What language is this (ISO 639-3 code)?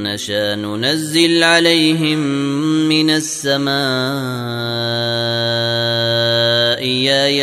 ara